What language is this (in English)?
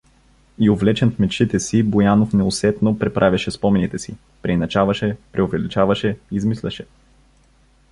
Bulgarian